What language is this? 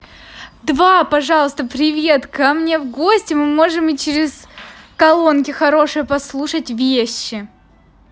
Russian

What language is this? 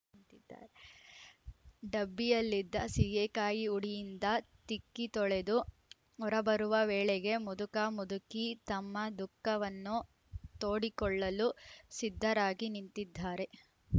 Kannada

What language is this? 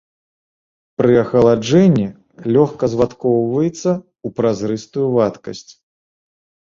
Belarusian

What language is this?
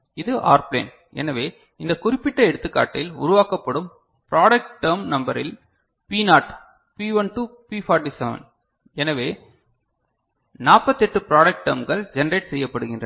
Tamil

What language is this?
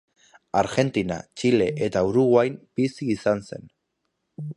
Basque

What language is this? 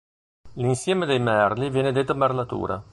Italian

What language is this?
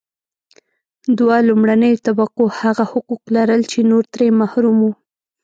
Pashto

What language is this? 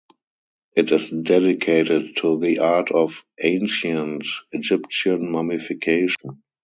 English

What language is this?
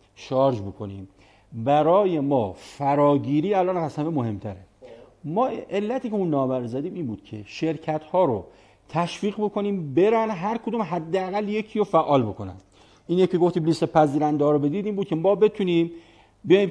Persian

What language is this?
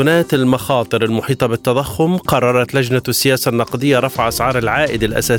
Arabic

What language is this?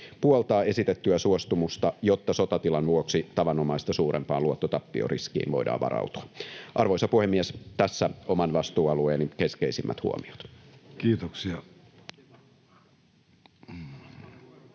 Finnish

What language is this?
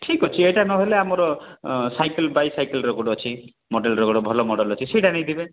Odia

